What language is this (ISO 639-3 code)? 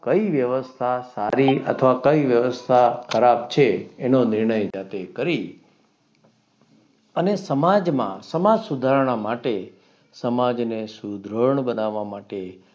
guj